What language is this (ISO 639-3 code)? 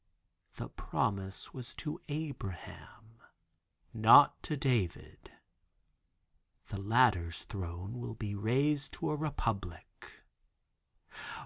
eng